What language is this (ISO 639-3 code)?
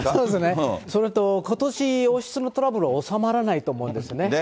jpn